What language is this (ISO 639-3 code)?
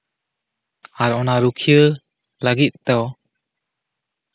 sat